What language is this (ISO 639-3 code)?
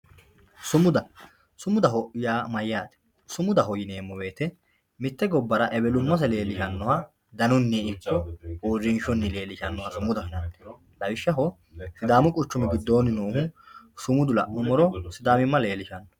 sid